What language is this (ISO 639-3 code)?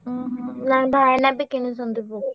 ori